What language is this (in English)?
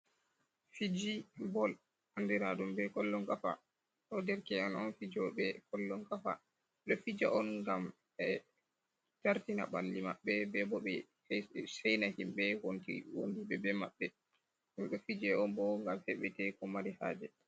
Fula